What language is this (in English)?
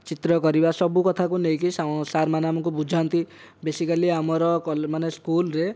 Odia